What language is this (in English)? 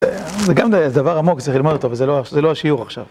Hebrew